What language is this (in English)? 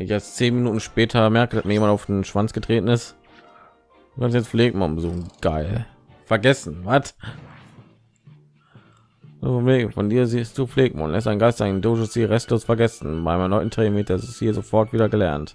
German